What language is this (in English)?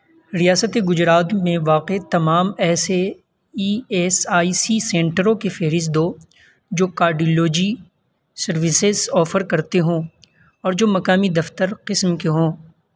Urdu